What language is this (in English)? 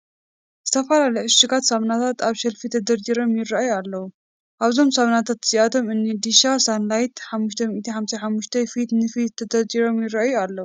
Tigrinya